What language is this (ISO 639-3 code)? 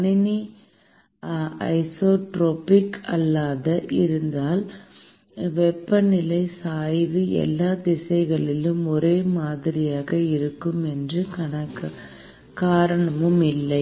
tam